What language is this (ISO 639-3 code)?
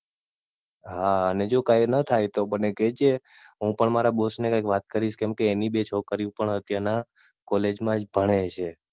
guj